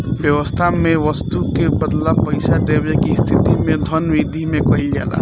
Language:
Bhojpuri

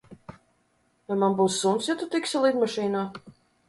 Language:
Latvian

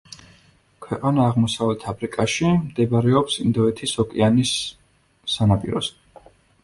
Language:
Georgian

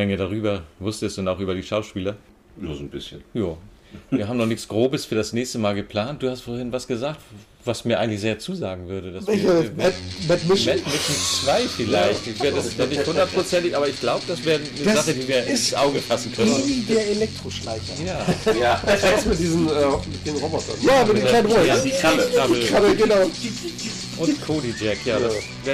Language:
German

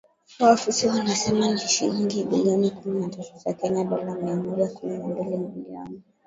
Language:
Swahili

